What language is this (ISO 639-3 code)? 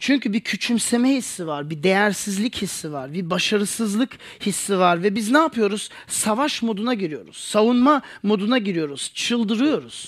tur